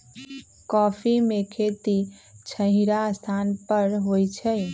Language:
Magahi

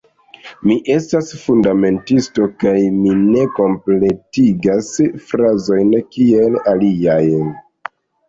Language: Esperanto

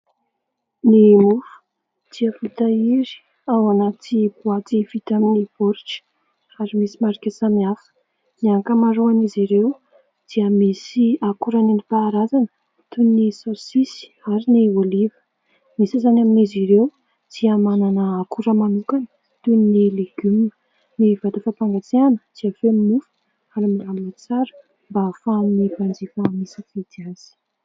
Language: Malagasy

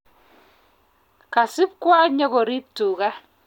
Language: Kalenjin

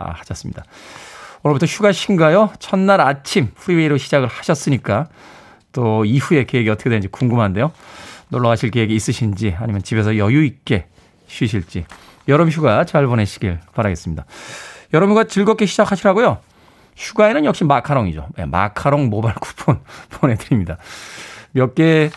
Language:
Korean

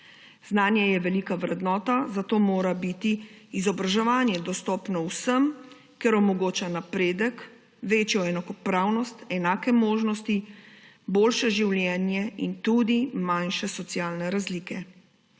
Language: Slovenian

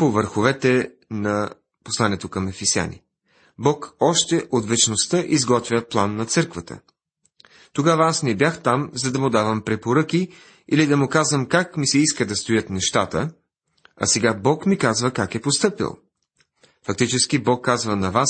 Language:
Bulgarian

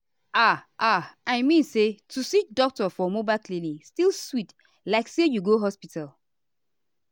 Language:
Nigerian Pidgin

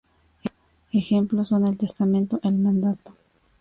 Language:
Spanish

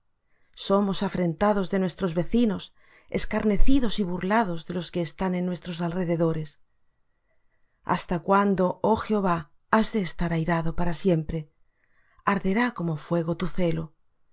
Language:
Spanish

